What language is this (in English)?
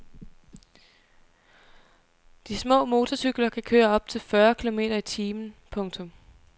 Danish